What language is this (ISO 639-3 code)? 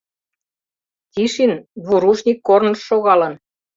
chm